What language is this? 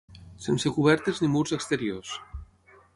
Catalan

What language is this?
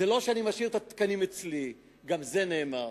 Hebrew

